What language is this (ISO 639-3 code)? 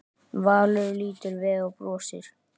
isl